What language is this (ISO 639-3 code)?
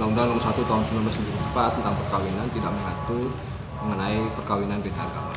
ind